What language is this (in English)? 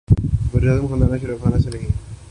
Urdu